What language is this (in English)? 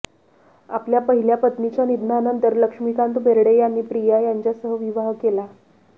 Marathi